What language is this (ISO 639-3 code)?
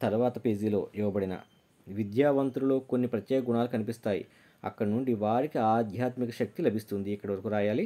tel